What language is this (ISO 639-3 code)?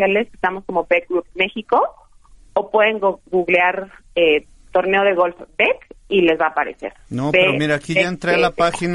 spa